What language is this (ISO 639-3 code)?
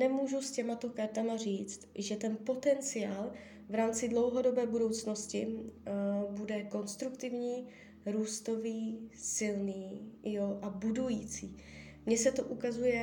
ces